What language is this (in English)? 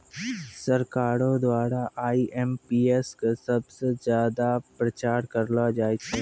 Maithili